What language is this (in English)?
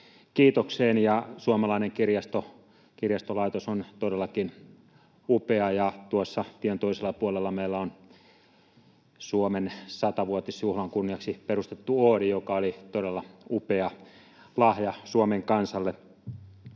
Finnish